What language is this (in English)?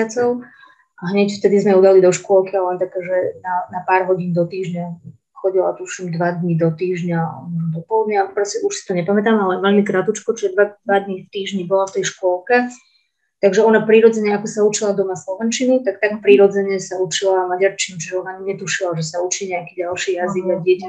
Slovak